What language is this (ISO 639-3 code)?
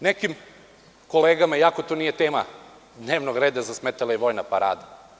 srp